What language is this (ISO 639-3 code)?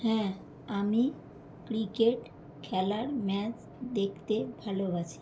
ben